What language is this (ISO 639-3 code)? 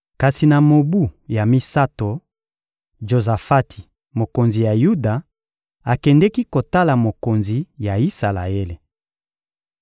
lin